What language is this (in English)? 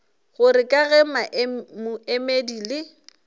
Northern Sotho